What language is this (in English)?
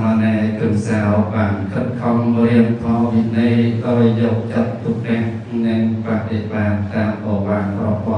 Thai